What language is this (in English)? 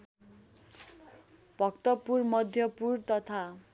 Nepali